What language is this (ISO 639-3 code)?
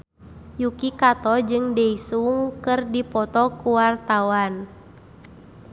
sun